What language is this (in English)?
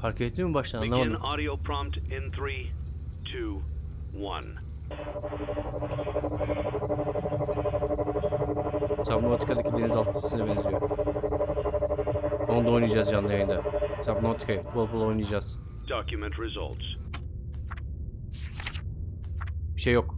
Turkish